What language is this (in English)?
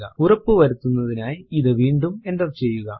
Malayalam